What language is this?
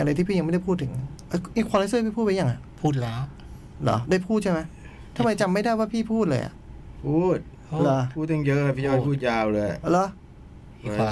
Thai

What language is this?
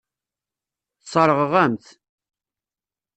Kabyle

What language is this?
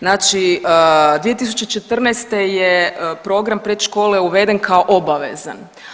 Croatian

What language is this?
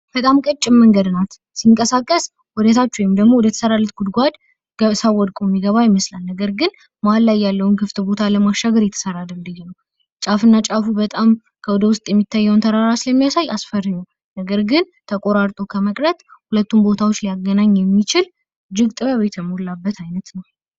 Amharic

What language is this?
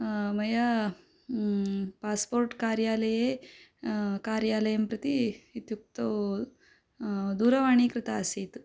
Sanskrit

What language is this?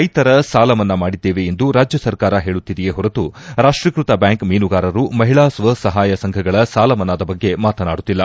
Kannada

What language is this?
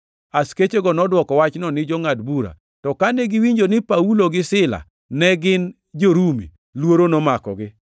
Luo (Kenya and Tanzania)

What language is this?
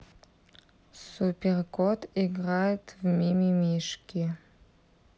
Russian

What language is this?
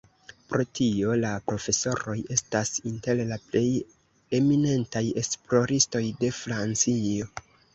Esperanto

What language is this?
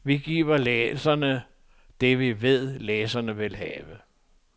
Danish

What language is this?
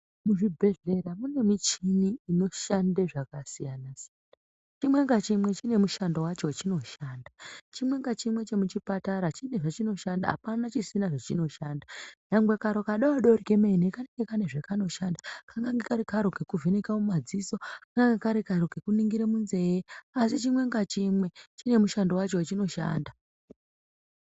Ndau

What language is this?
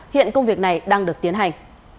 Vietnamese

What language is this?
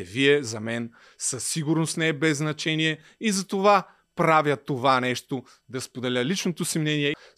Bulgarian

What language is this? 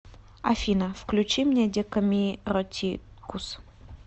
Russian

